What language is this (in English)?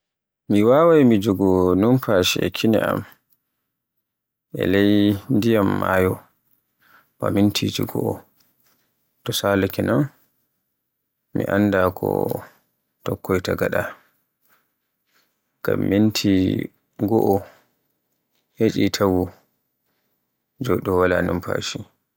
Borgu Fulfulde